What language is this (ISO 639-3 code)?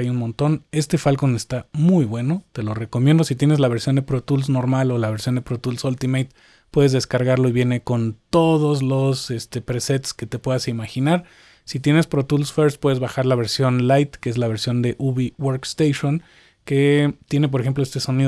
spa